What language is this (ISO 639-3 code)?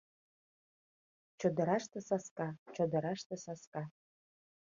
chm